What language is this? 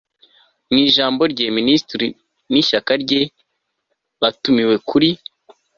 Kinyarwanda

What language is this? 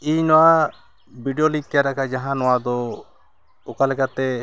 Santali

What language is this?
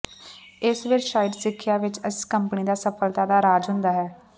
Punjabi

